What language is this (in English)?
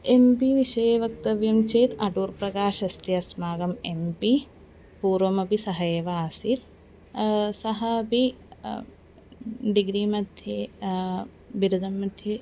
Sanskrit